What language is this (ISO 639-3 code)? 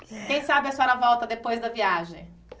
por